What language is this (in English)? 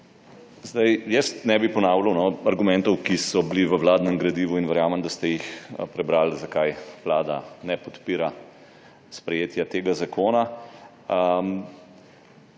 Slovenian